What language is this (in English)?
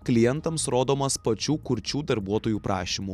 Lithuanian